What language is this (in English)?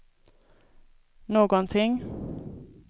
Swedish